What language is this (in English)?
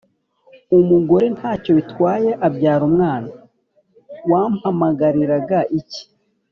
Kinyarwanda